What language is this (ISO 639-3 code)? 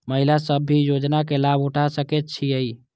mai